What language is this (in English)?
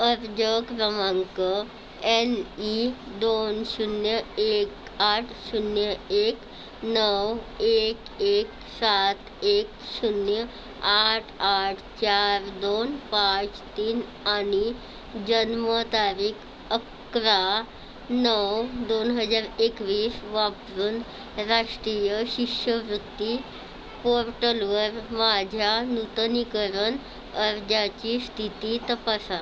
Marathi